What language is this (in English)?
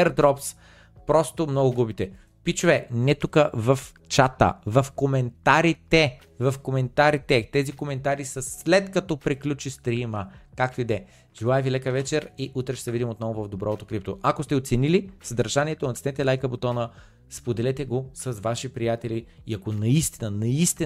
Bulgarian